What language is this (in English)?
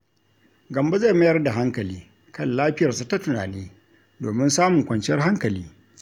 Hausa